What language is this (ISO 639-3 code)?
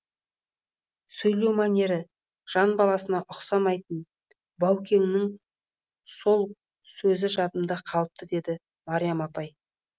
kaz